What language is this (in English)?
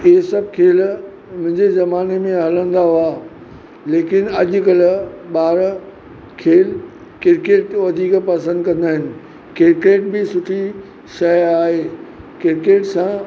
Sindhi